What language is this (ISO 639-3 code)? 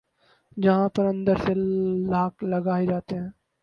urd